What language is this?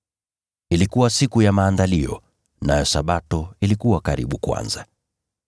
Swahili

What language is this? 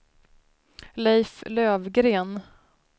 Swedish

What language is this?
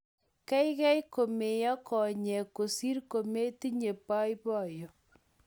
Kalenjin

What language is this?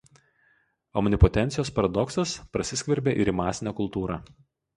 Lithuanian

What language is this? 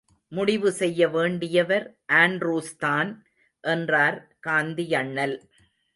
Tamil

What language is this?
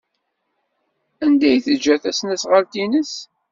Kabyle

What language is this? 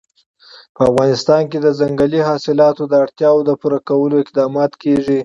Pashto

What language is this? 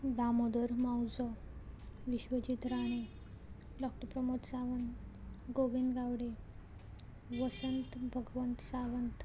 Konkani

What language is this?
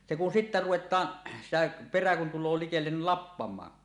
Finnish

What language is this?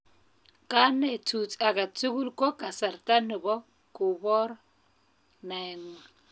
Kalenjin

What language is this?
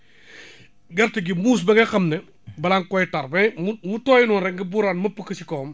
Wolof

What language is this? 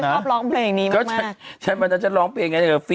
Thai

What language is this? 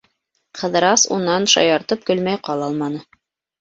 Bashkir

